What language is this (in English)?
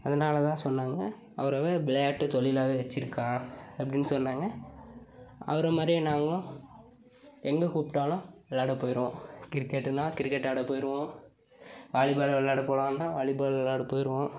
Tamil